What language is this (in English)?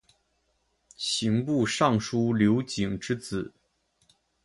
Chinese